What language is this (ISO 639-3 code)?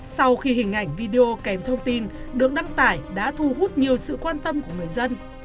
vie